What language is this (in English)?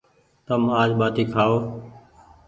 Goaria